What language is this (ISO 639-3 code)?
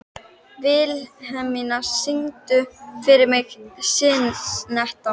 isl